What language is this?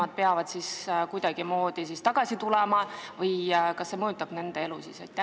Estonian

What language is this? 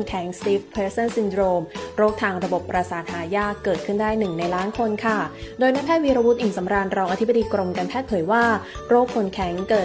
Thai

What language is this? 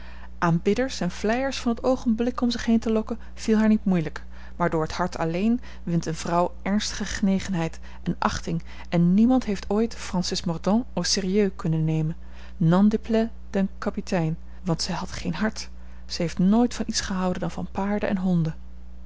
Dutch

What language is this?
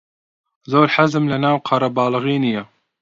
Central Kurdish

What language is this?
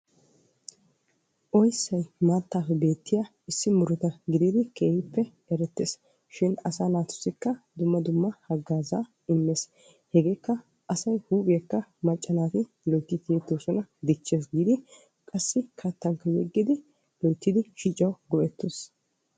Wolaytta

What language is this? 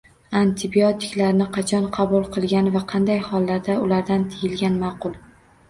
Uzbek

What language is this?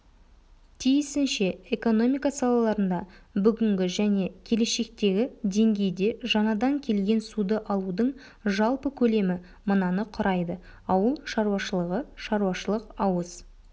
Kazakh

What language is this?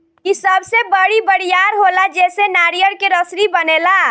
Bhojpuri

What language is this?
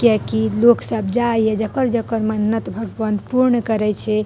Maithili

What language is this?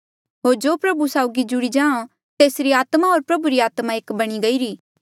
Mandeali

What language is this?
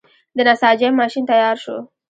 Pashto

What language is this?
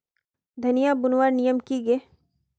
Magahi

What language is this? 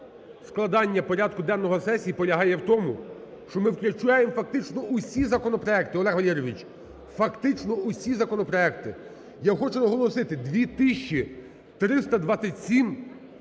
Ukrainian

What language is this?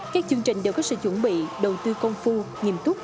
Vietnamese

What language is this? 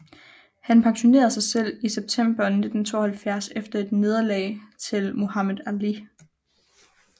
Danish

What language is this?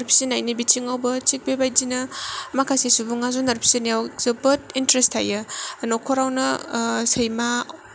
Bodo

